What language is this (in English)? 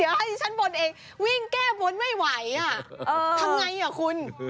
Thai